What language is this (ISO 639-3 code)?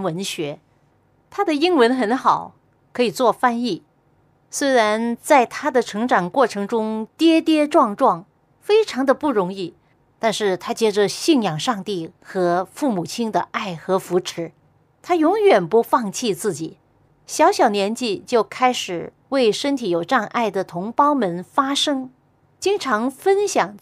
zho